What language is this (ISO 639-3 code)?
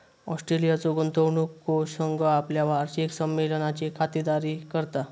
mar